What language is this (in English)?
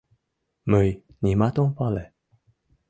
Mari